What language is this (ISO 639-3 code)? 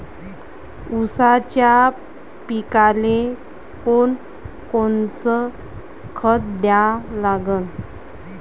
mar